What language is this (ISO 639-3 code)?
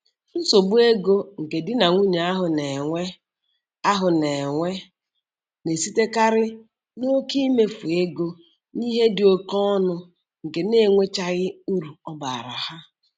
ibo